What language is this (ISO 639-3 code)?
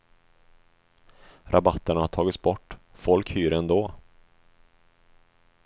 swe